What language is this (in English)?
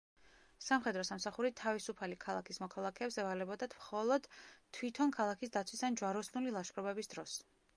Georgian